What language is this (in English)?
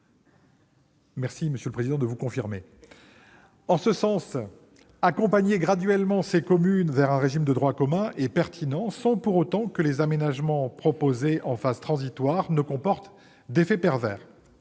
French